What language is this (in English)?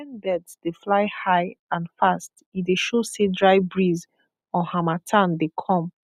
Nigerian Pidgin